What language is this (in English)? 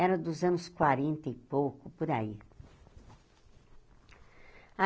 Portuguese